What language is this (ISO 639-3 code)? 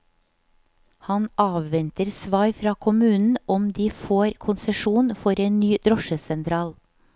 nor